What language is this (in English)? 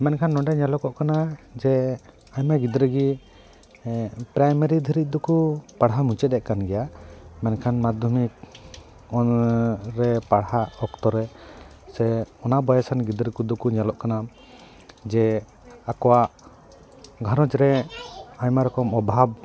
Santali